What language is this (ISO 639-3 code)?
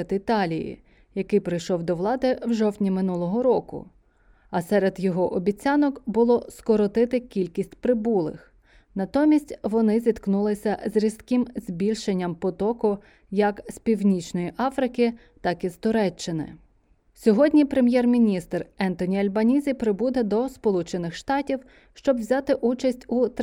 ukr